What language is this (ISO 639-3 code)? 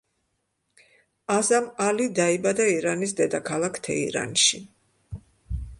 kat